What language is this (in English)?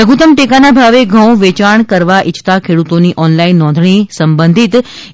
Gujarati